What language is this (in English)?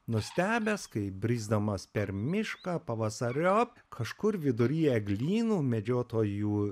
Lithuanian